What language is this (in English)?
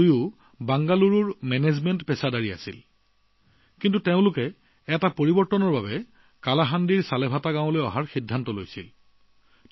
Assamese